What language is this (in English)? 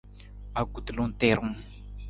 Nawdm